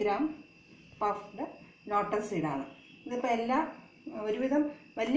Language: Turkish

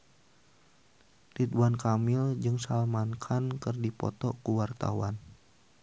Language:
Sundanese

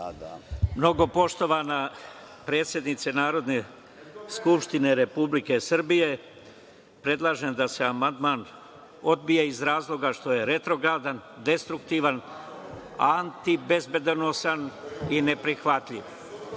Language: Serbian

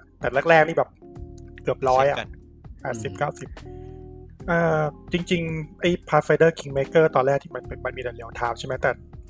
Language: Thai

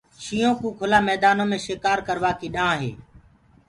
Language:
Gurgula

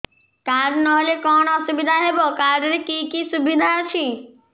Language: Odia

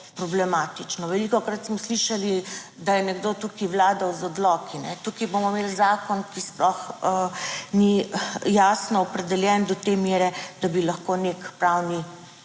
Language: Slovenian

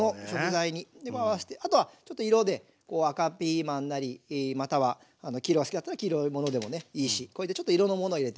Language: Japanese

